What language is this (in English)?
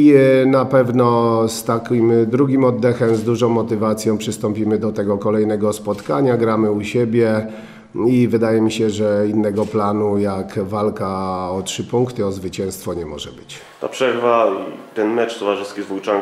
Polish